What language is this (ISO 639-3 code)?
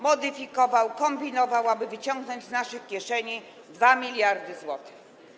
pol